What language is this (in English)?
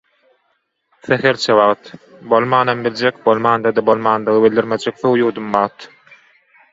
Turkmen